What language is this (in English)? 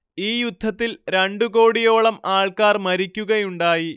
Malayalam